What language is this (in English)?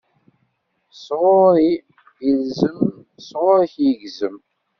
Kabyle